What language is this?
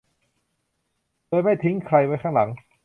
Thai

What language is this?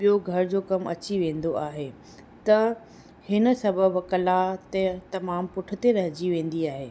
Sindhi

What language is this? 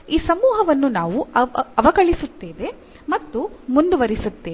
Kannada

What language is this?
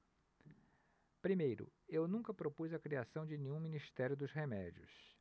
Portuguese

